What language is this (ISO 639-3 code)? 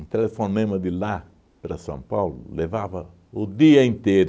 por